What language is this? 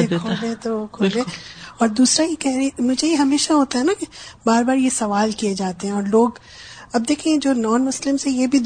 Urdu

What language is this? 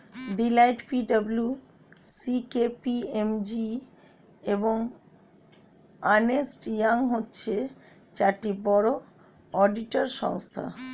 Bangla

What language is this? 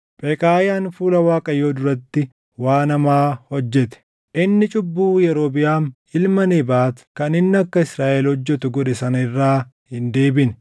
Oromo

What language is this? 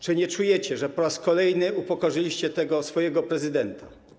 Polish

